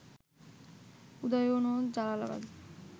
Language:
Bangla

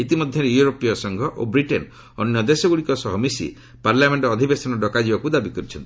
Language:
Odia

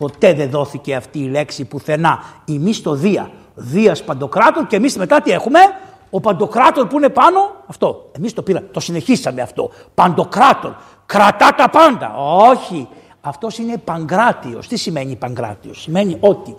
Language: Greek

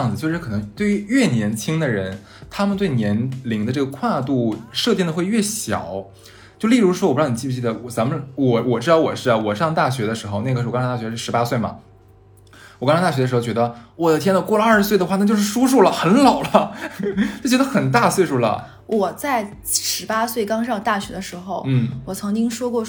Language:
Chinese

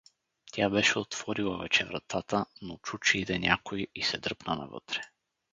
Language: Bulgarian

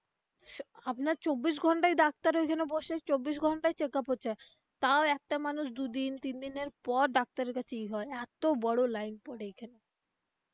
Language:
Bangla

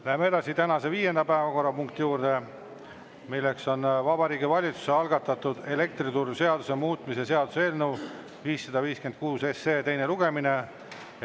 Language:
Estonian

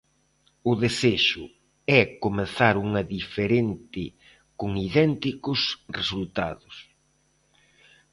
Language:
Galician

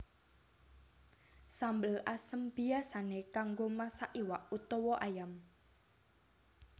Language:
Javanese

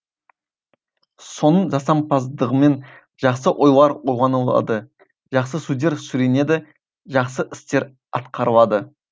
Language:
Kazakh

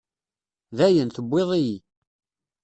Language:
Kabyle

